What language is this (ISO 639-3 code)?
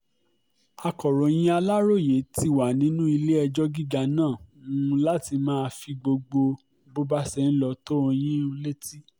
yor